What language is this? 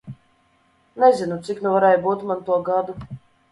Latvian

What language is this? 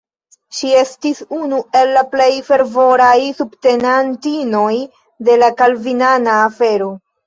Esperanto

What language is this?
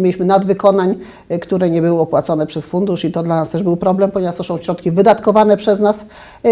Polish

